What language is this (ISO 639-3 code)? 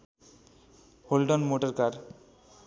nep